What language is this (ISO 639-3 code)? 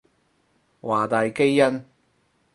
yue